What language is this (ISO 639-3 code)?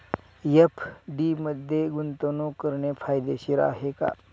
mar